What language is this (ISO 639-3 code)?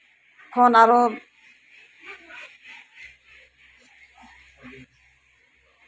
sat